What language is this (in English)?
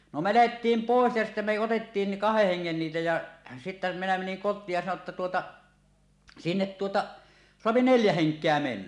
Finnish